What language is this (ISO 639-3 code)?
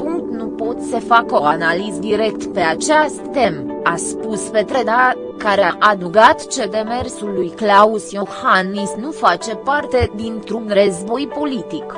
ron